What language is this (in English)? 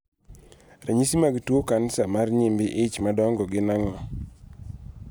Luo (Kenya and Tanzania)